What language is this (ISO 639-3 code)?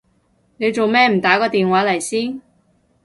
yue